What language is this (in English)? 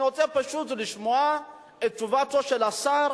Hebrew